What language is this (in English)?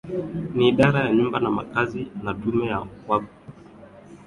Swahili